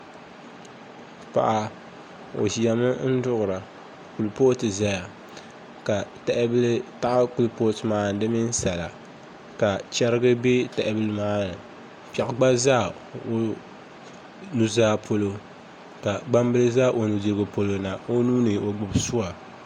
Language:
Dagbani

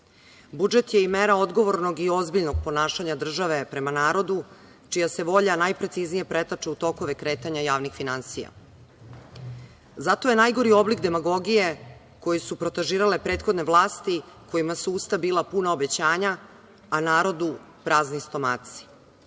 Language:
Serbian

